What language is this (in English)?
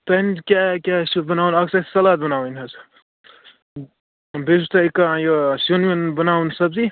Kashmiri